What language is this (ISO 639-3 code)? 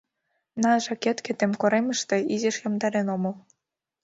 chm